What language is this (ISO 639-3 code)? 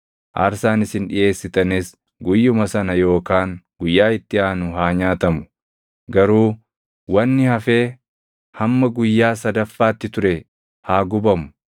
orm